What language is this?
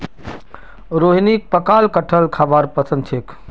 Magahi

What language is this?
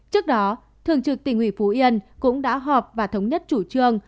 Vietnamese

